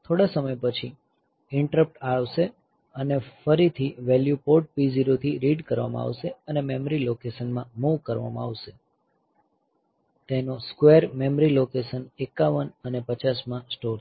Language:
Gujarati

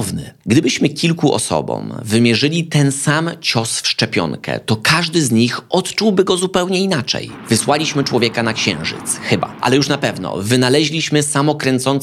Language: Polish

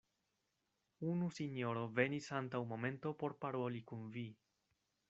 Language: Esperanto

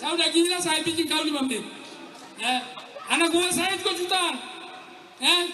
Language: Indonesian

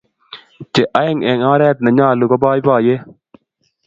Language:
Kalenjin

